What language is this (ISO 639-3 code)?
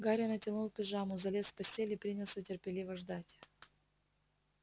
rus